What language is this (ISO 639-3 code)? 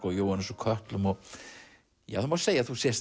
isl